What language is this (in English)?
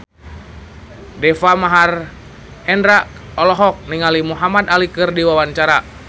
Sundanese